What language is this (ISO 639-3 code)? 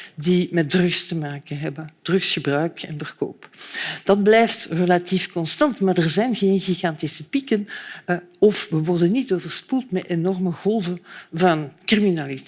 nld